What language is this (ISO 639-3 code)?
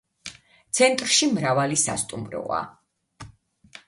kat